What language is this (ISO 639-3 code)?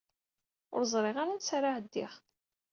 kab